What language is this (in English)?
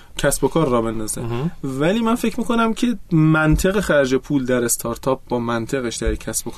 Persian